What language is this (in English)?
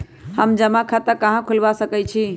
Magahi